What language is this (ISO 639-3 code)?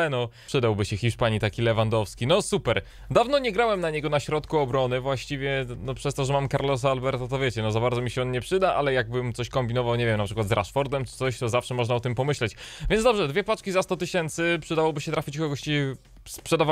pol